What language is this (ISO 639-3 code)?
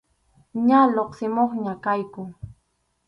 qxu